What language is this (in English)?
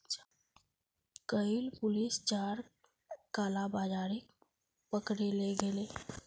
Magahi